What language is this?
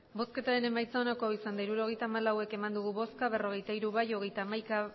Basque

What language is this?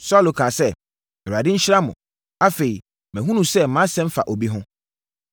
Akan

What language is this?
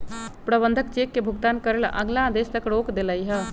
Magahi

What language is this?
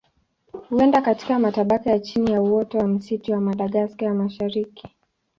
Swahili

